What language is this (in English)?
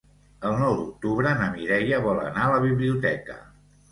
Catalan